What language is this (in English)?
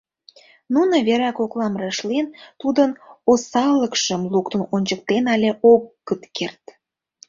Mari